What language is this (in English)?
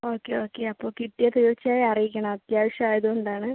Malayalam